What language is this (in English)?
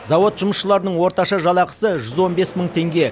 Kazakh